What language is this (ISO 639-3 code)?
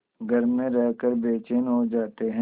hin